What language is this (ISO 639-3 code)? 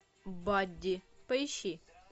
rus